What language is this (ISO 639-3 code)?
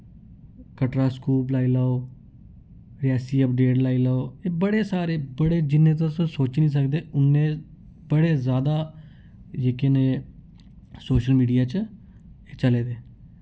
doi